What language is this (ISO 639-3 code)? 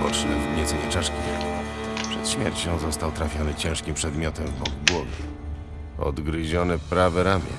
pol